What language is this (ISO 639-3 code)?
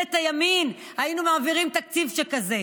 heb